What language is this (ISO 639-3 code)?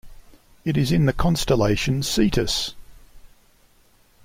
eng